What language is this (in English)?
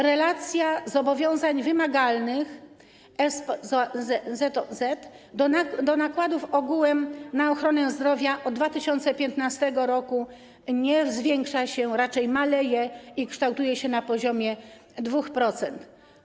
Polish